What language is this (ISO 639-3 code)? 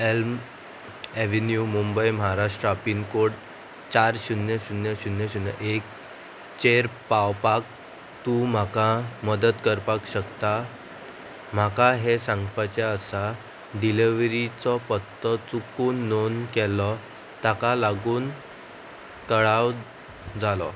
kok